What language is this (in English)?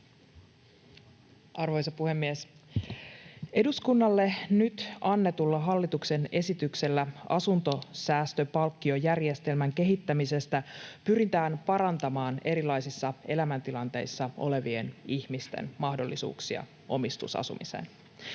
Finnish